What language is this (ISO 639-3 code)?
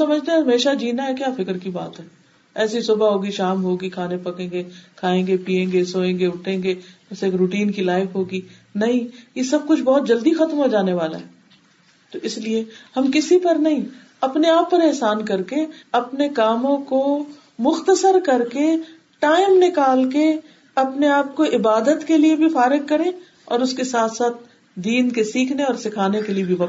urd